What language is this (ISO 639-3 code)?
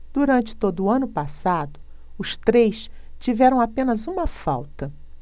por